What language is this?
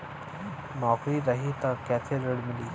Bhojpuri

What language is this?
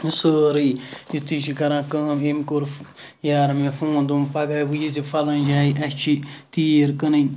Kashmiri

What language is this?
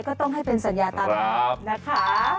Thai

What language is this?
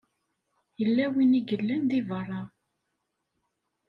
Kabyle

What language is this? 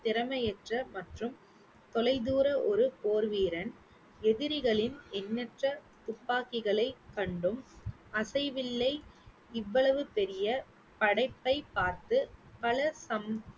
Tamil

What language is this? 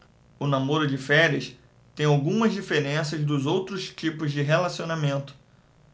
Portuguese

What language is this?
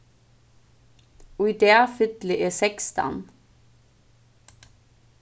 Faroese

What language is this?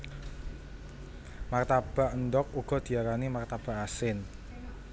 Javanese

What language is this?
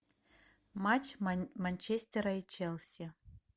Russian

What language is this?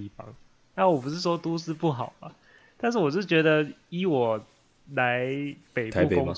Chinese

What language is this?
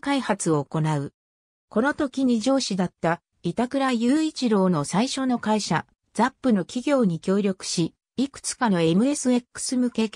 Japanese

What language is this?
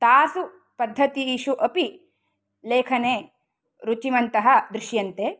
Sanskrit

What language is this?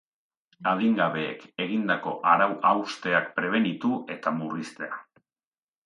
Basque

